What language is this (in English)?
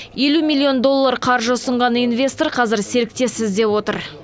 Kazakh